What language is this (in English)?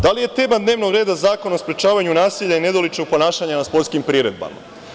Serbian